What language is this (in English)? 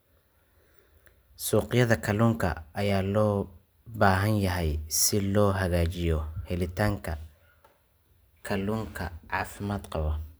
Somali